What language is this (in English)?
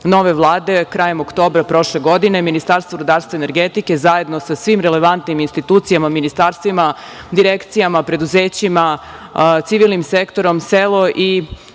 Serbian